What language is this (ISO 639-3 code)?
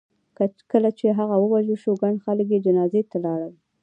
pus